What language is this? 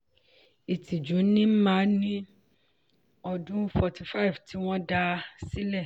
Yoruba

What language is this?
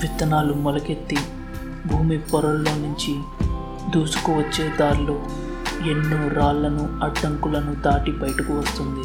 Telugu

